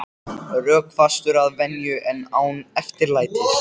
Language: Icelandic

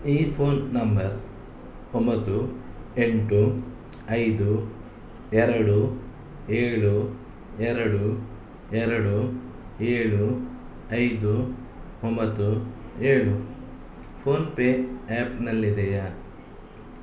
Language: Kannada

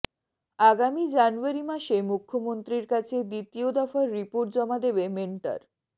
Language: Bangla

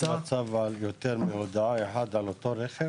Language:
Hebrew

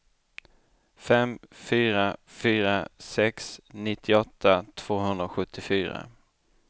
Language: Swedish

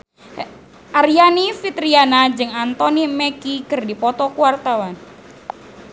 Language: Sundanese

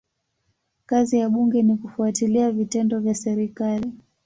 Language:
Swahili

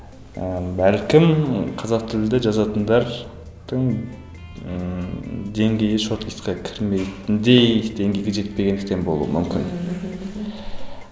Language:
Kazakh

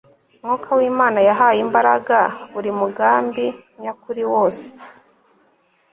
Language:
Kinyarwanda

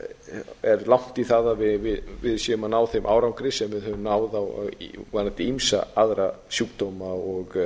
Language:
Icelandic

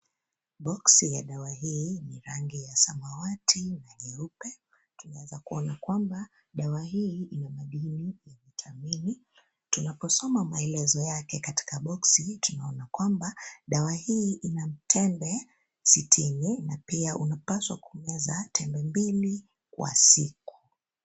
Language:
Swahili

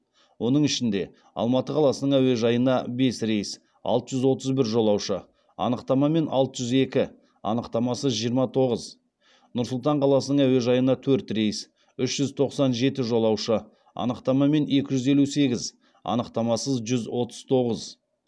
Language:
Kazakh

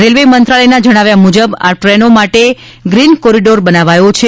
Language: Gujarati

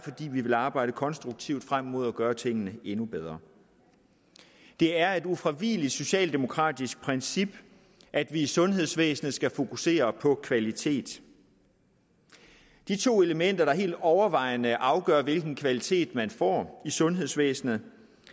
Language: Danish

